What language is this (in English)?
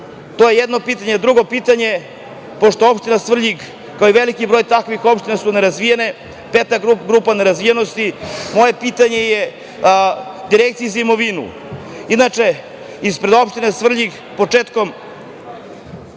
Serbian